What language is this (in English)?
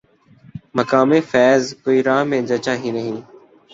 Urdu